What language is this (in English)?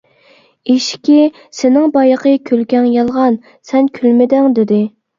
Uyghur